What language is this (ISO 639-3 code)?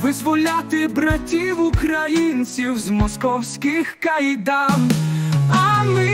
ukr